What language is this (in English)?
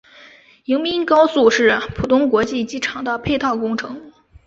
Chinese